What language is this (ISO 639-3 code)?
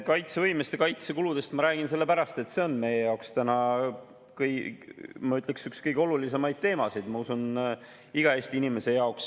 est